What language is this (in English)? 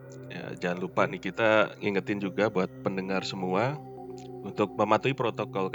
Indonesian